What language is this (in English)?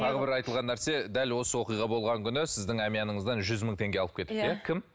Kazakh